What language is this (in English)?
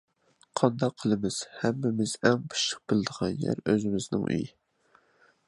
Uyghur